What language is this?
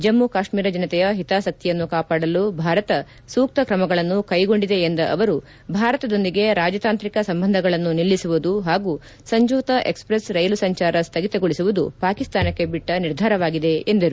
Kannada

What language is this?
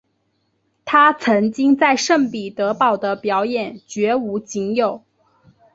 Chinese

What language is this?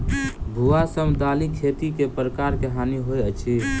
Maithili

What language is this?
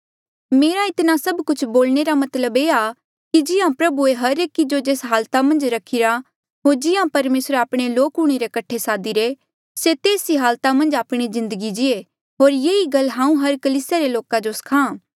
Mandeali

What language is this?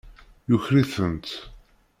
Kabyle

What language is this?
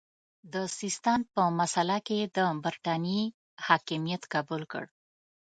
Pashto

